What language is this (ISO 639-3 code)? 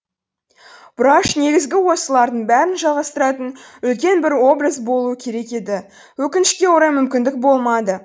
kaz